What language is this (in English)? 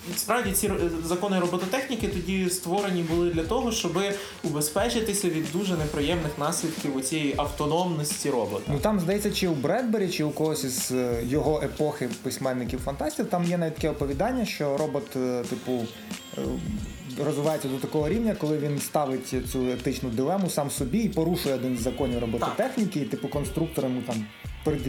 Ukrainian